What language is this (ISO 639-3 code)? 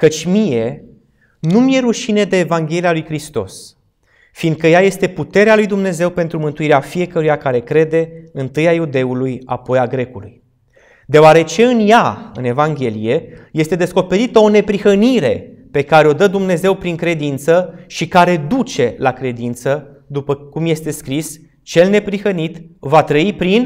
ron